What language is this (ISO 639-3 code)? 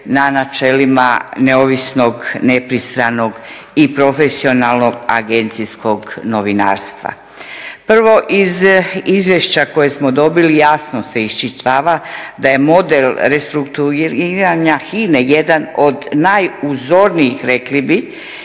hrv